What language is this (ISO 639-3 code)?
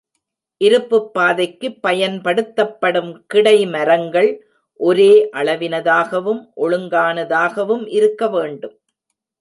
tam